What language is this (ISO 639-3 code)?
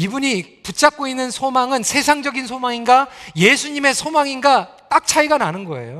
kor